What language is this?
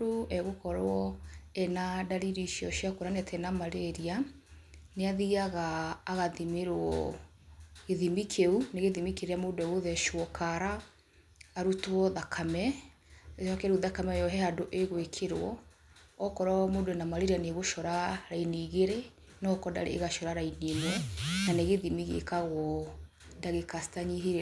Kikuyu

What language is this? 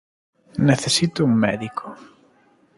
Galician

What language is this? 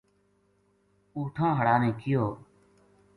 Gujari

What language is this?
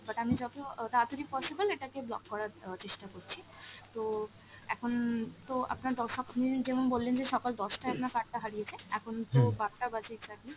Bangla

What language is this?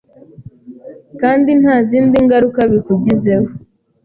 Kinyarwanda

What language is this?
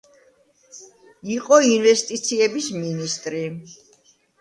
Georgian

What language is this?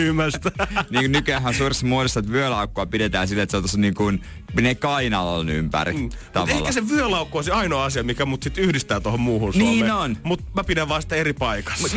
Finnish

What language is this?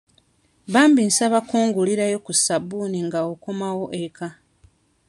Ganda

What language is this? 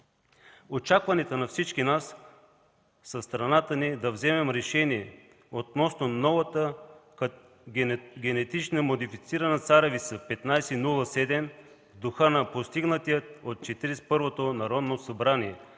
Bulgarian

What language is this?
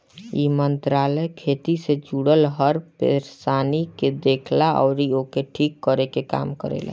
Bhojpuri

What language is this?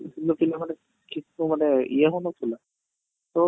Odia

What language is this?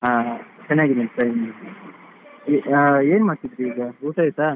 Kannada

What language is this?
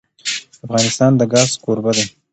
Pashto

